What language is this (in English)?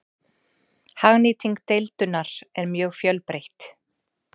Icelandic